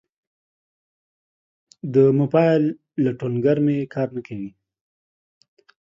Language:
Pashto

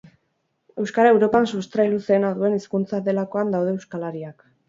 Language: Basque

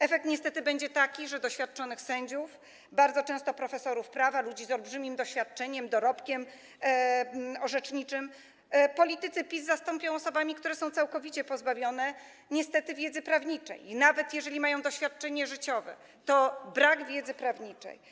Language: Polish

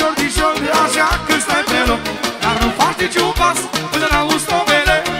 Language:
Romanian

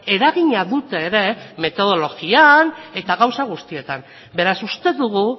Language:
Basque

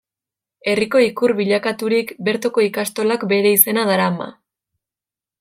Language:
Basque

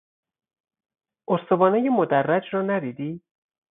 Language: Persian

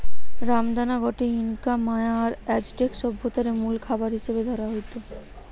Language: Bangla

